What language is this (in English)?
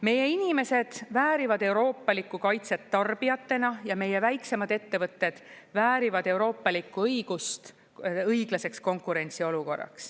Estonian